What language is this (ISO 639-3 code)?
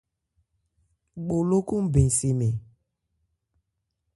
ebr